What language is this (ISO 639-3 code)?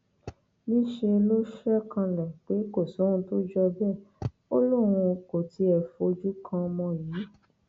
yor